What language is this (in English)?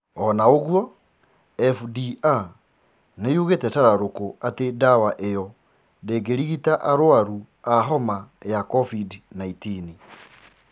Kikuyu